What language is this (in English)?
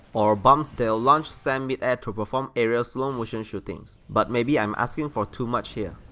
English